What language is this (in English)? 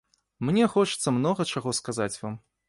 Belarusian